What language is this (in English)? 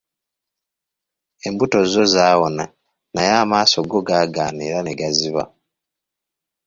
Ganda